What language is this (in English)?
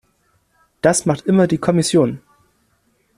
German